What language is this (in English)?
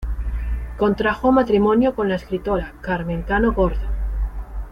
Spanish